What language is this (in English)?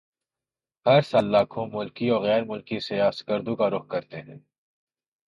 Urdu